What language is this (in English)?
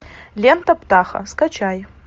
Russian